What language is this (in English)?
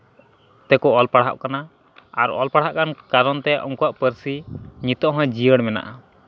Santali